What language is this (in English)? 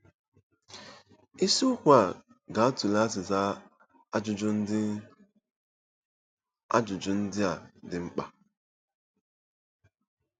Igbo